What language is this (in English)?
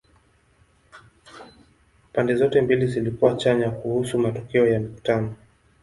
Swahili